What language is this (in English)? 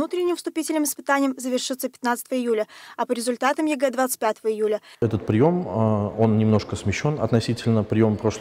Russian